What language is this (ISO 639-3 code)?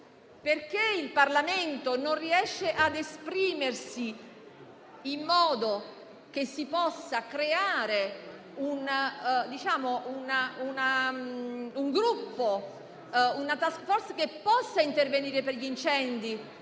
ita